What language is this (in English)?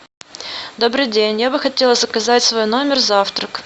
Russian